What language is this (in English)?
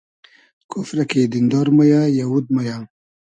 Hazaragi